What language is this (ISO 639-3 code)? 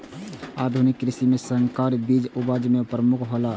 mai